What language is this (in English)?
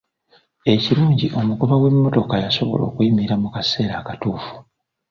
Ganda